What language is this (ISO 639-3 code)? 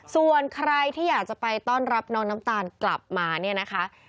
tha